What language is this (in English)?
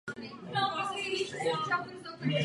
Czech